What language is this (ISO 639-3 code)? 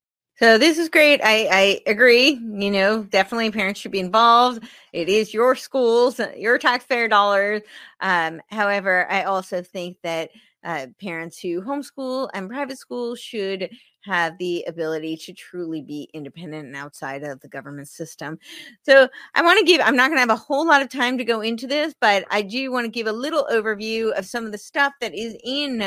eng